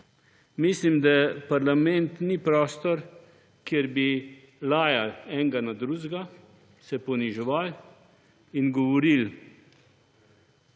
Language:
Slovenian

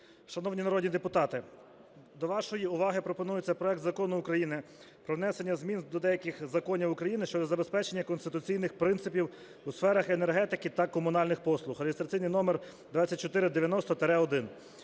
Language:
Ukrainian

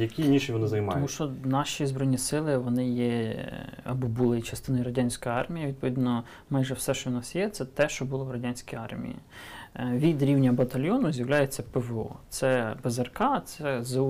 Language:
Ukrainian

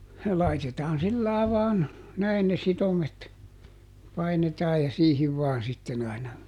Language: Finnish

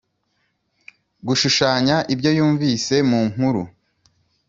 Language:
Kinyarwanda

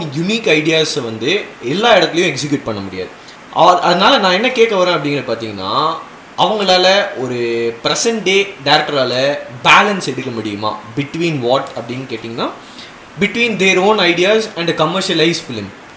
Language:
Tamil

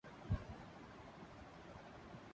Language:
Urdu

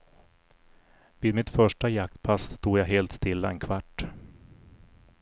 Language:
Swedish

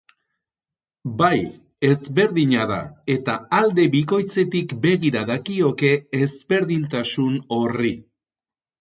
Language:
Basque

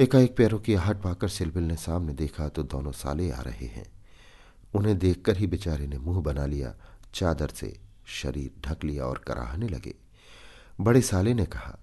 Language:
Hindi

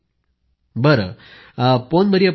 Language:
Marathi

